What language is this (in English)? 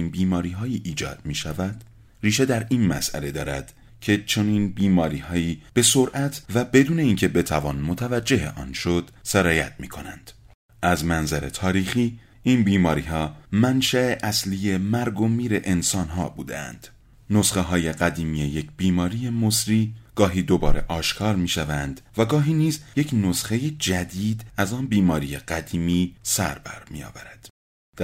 Persian